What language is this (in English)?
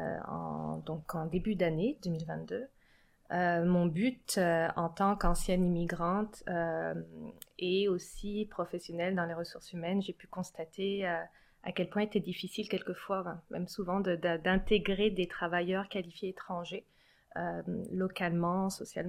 French